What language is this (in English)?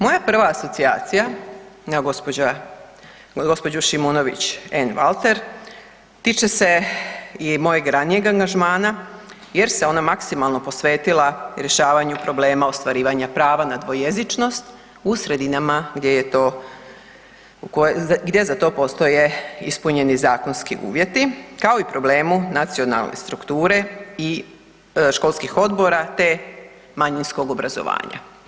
Croatian